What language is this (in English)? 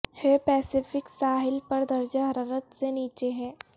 Urdu